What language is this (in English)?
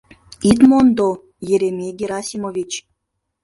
Mari